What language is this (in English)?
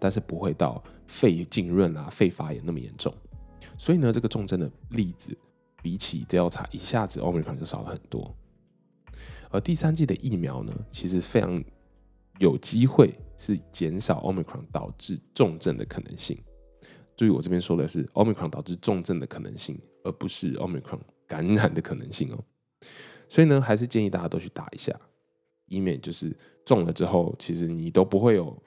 Chinese